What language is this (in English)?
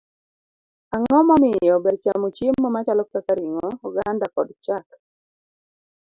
Luo (Kenya and Tanzania)